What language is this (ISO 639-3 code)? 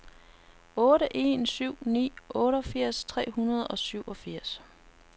dan